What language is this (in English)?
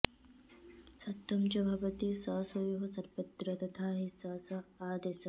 Sanskrit